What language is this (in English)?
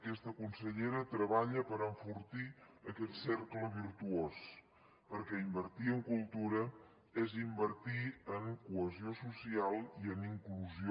Catalan